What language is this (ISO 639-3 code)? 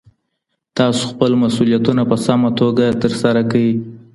pus